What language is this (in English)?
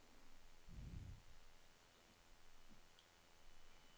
Norwegian